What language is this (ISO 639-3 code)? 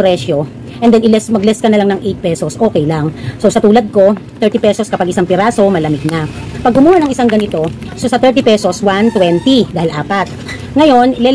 fil